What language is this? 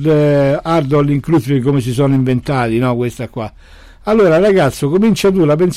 Italian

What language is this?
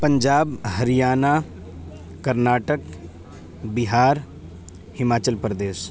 Urdu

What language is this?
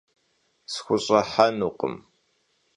Kabardian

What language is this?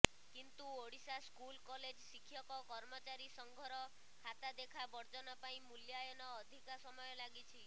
Odia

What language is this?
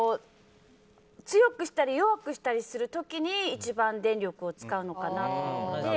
Japanese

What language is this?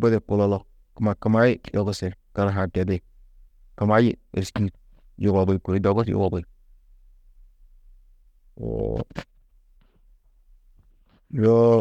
Tedaga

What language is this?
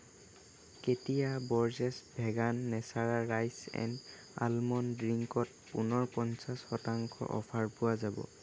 Assamese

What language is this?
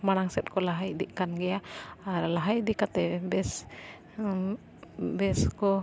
Santali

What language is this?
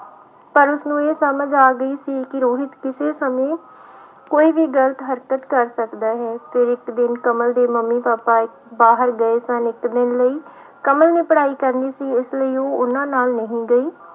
Punjabi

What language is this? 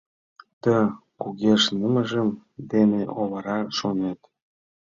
Mari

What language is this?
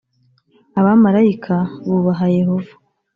Kinyarwanda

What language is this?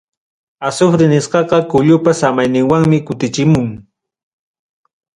Ayacucho Quechua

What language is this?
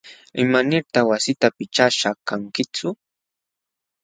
Jauja Wanca Quechua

